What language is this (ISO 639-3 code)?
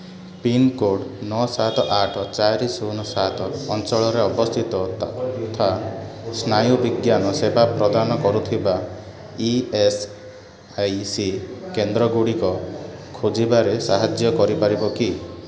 ori